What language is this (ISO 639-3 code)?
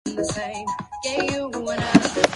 jpn